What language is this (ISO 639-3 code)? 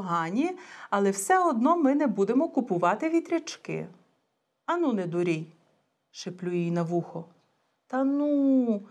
bul